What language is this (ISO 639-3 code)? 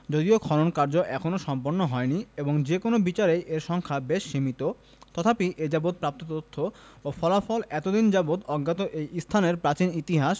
ben